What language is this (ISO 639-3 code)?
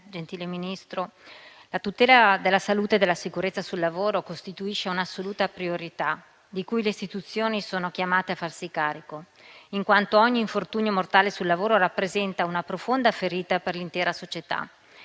ita